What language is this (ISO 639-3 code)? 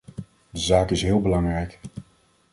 nld